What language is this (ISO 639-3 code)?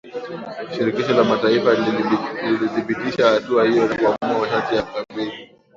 swa